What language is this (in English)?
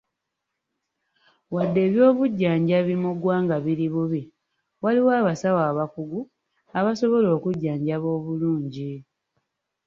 Ganda